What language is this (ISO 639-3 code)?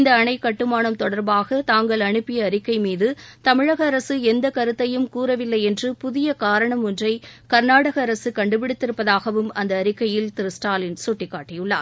tam